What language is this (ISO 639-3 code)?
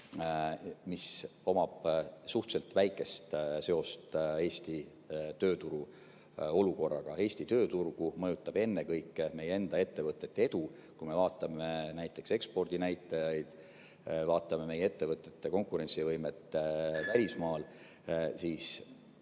est